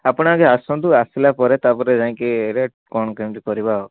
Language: Odia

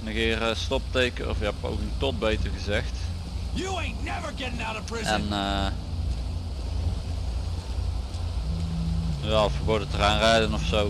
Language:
Dutch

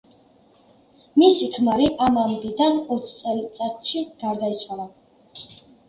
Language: Georgian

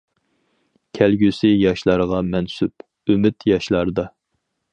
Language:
Uyghur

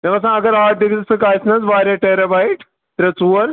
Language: Kashmiri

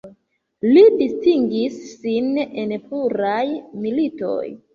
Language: Esperanto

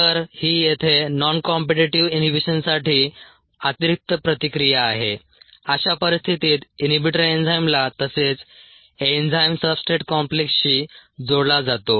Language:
Marathi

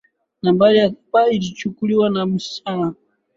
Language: Swahili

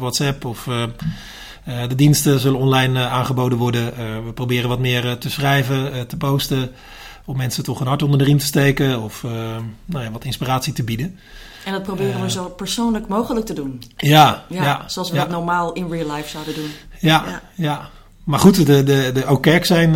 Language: Dutch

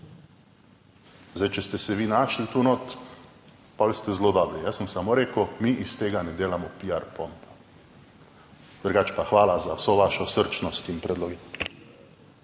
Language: Slovenian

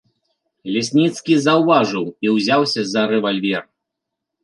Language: Belarusian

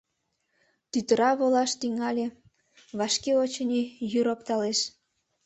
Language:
Mari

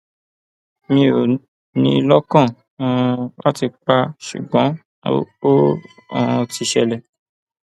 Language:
Yoruba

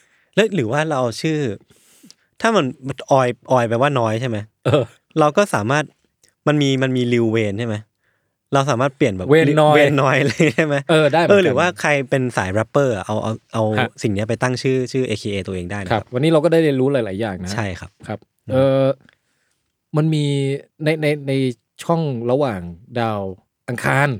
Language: Thai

